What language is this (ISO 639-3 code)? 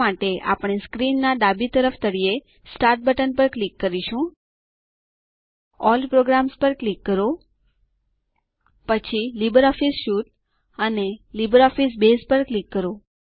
guj